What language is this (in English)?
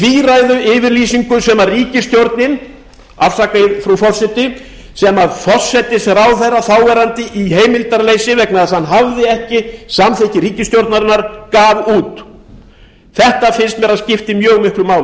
Icelandic